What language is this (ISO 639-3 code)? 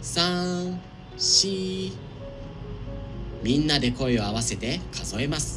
jpn